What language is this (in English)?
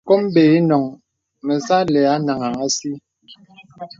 Bebele